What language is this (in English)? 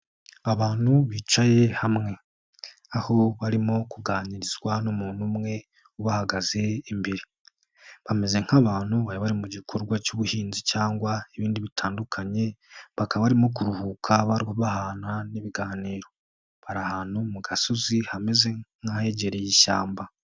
Kinyarwanda